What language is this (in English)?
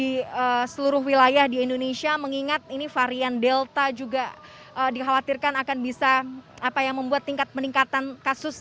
Indonesian